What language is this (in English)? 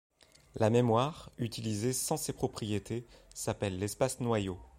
French